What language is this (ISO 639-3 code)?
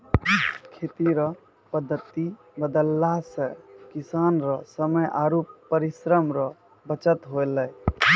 mai